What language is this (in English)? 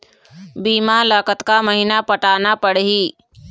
Chhattisgarhi